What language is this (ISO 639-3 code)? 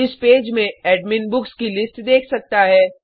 hin